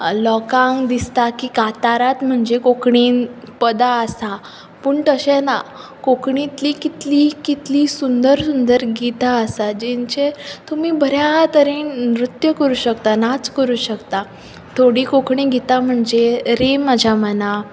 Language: Konkani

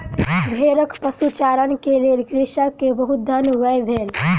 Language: Maithili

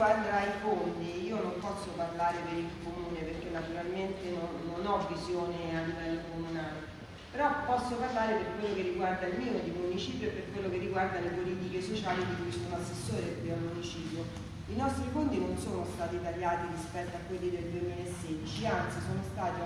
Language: Italian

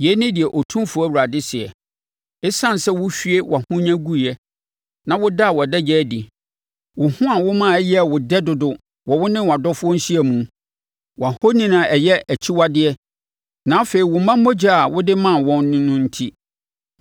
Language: Akan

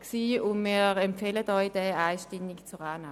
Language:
Swiss German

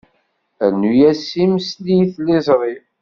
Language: Kabyle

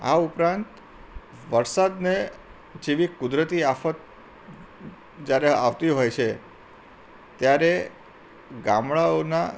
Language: Gujarati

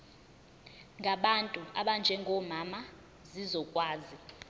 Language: Zulu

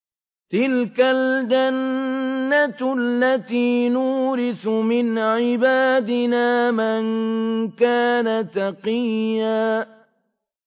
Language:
Arabic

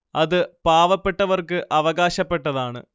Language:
Malayalam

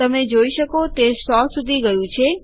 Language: Gujarati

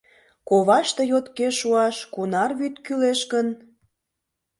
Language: Mari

